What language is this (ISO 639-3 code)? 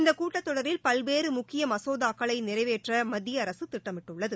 tam